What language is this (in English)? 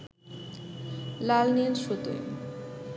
Bangla